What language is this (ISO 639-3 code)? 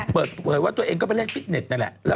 tha